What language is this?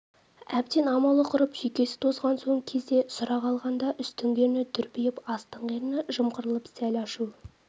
Kazakh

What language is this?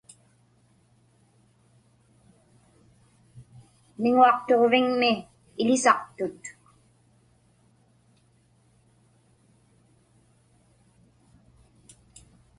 Inupiaq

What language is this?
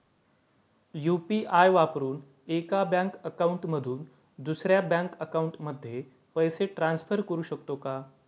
Marathi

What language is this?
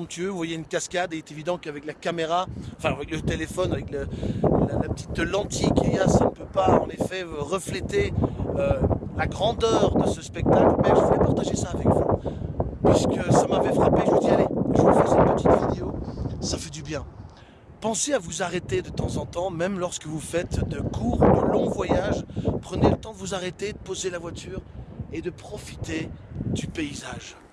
French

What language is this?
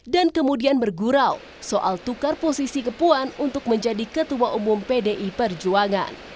Indonesian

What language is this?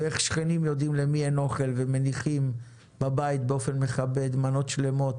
Hebrew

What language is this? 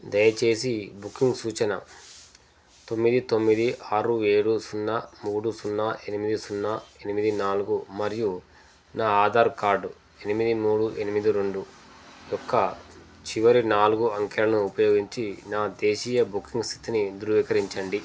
Telugu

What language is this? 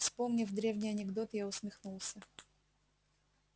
Russian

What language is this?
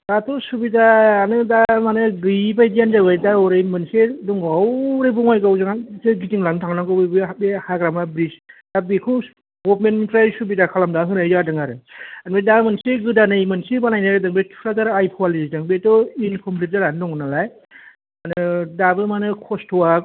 Bodo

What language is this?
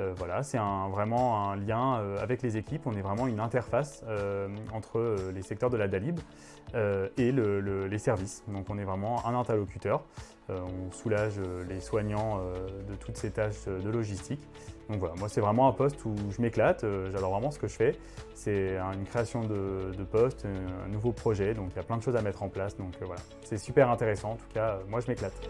French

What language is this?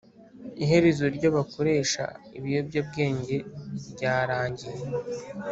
Kinyarwanda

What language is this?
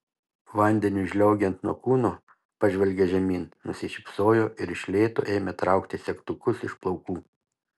Lithuanian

